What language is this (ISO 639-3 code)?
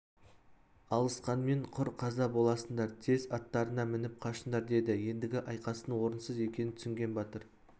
kaz